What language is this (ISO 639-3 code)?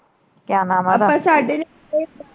pan